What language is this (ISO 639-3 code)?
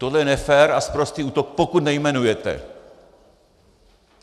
ces